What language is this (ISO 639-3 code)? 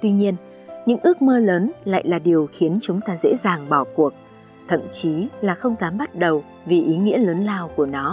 vie